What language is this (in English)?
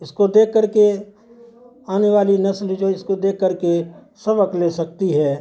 Urdu